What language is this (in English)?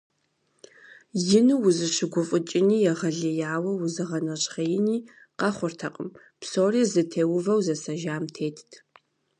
Kabardian